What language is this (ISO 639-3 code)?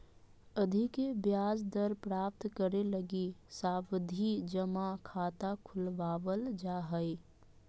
mag